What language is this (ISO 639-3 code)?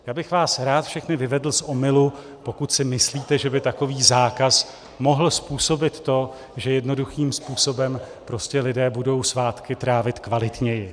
ces